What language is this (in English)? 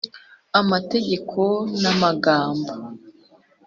Kinyarwanda